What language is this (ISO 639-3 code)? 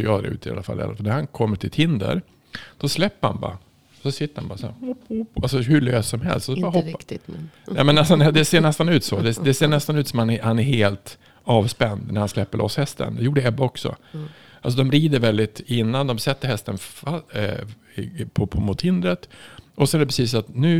swe